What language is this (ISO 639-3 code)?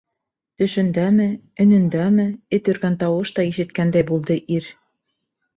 bak